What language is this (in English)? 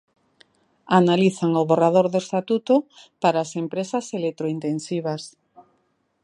Galician